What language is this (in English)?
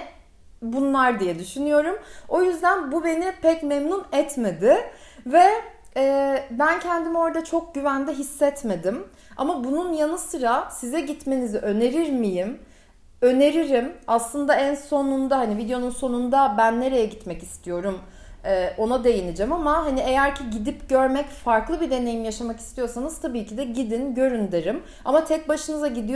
Turkish